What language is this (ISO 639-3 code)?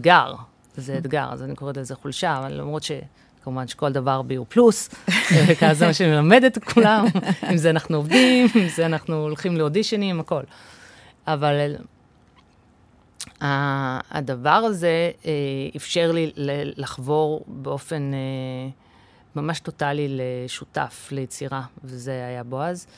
heb